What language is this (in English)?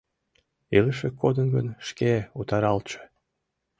Mari